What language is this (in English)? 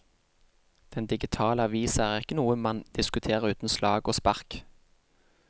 Norwegian